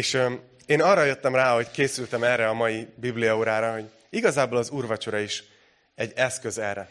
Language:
Hungarian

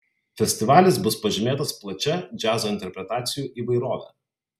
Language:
Lithuanian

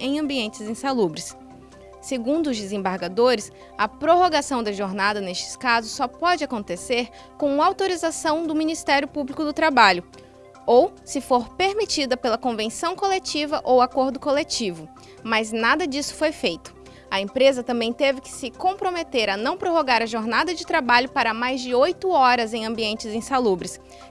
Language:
Portuguese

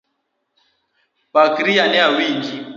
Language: Luo (Kenya and Tanzania)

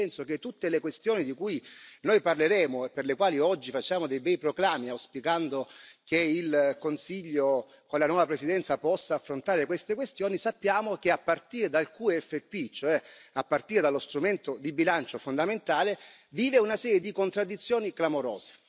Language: Italian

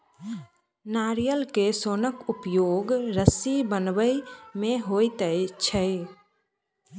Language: Maithili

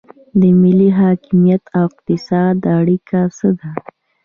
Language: Pashto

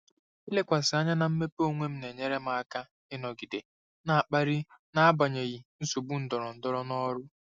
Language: Igbo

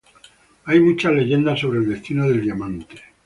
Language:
Spanish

